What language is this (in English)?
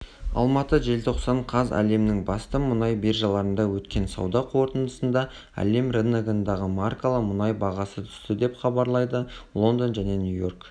Kazakh